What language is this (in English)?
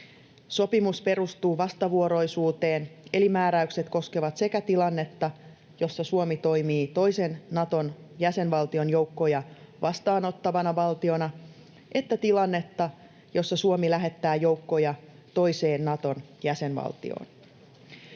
Finnish